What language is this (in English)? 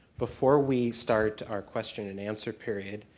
English